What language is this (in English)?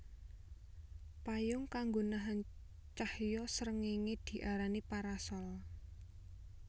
Javanese